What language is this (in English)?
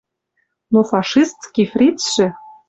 Western Mari